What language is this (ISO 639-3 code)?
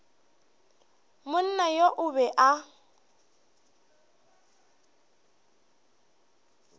nso